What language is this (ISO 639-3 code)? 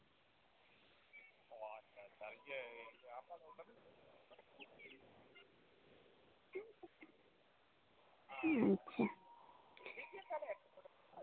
sat